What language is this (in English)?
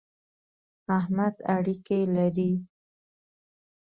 Pashto